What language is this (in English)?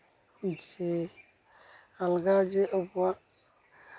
Santali